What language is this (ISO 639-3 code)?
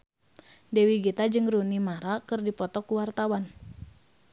sun